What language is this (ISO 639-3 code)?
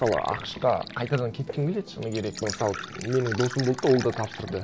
kaz